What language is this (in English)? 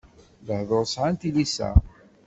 Kabyle